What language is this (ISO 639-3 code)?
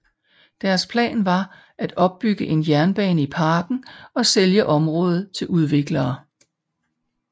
dan